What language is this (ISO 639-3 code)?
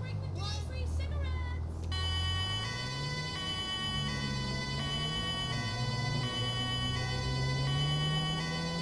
nld